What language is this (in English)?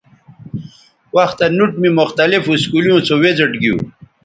Bateri